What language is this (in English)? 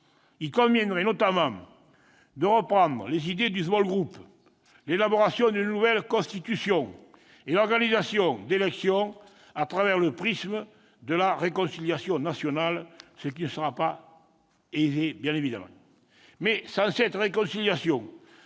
French